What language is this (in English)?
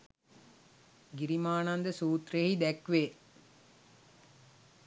Sinhala